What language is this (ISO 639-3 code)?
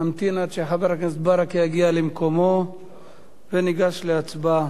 heb